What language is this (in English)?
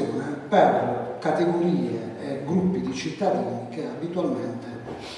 Italian